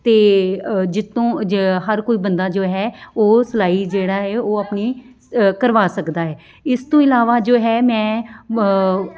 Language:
Punjabi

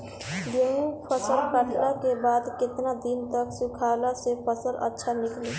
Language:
Bhojpuri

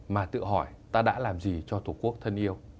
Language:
Vietnamese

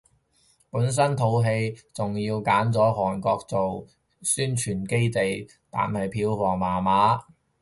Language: Cantonese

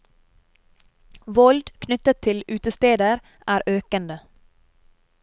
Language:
Norwegian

